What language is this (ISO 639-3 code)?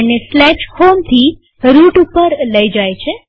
guj